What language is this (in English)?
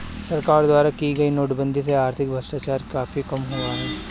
Hindi